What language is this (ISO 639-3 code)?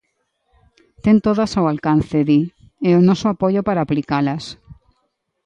glg